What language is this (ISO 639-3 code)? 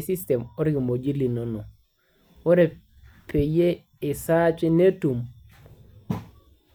mas